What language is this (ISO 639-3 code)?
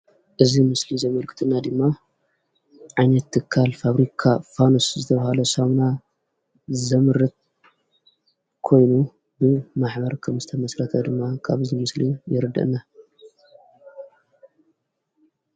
tir